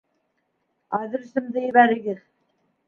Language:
Bashkir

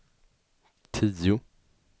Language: Swedish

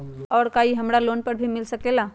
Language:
Magahi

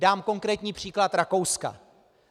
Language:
Czech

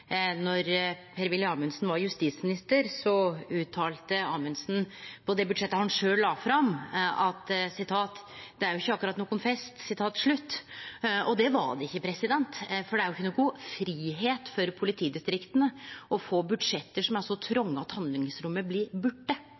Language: Norwegian Nynorsk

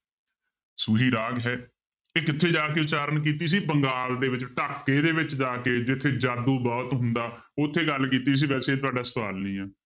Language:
Punjabi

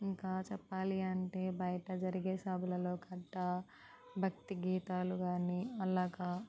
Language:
Telugu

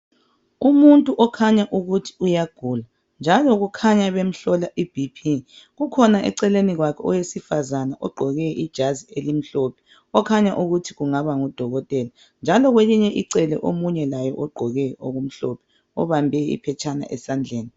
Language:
North Ndebele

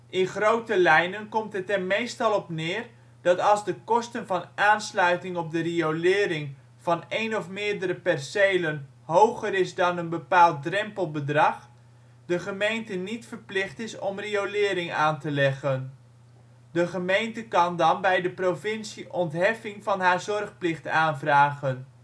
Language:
Dutch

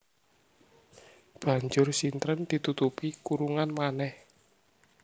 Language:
Javanese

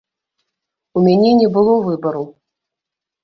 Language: Belarusian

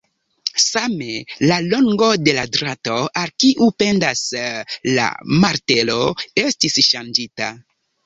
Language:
Esperanto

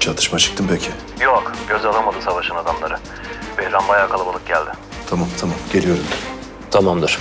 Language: Turkish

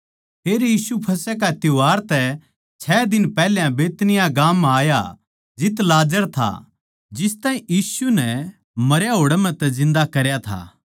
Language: Haryanvi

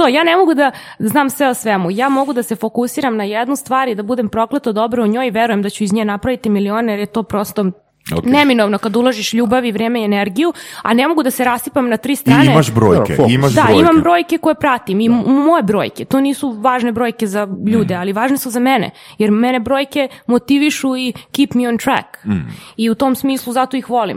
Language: Croatian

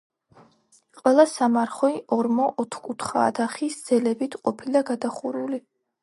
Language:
Georgian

